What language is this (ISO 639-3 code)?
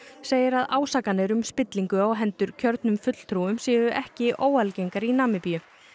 isl